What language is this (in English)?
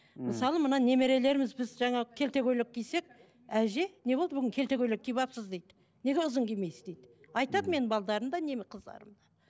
Kazakh